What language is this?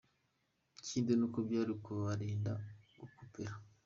Kinyarwanda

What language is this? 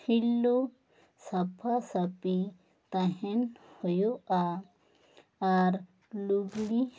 Santali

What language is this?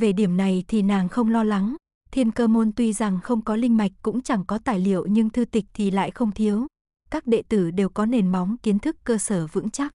Vietnamese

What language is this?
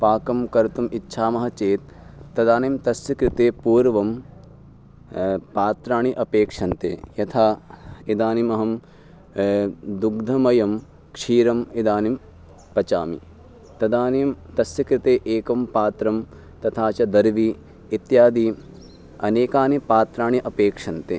Sanskrit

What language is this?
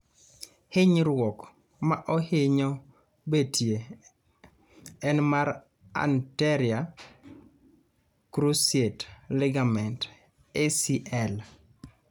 Luo (Kenya and Tanzania)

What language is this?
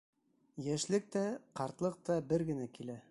Bashkir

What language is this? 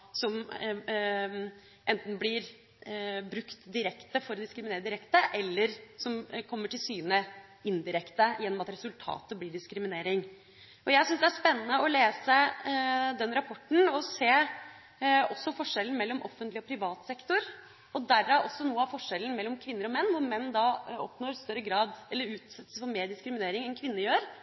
Norwegian Bokmål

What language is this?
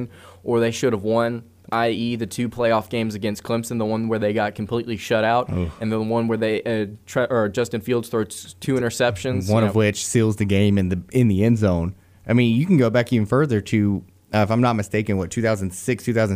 English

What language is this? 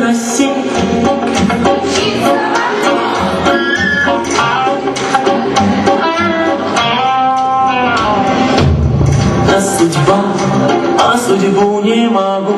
Romanian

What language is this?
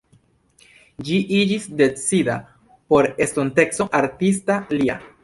Esperanto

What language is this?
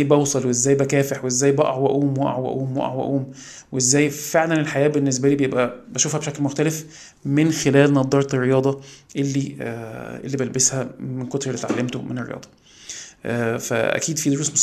Arabic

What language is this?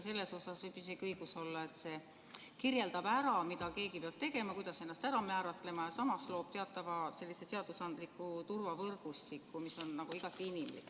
Estonian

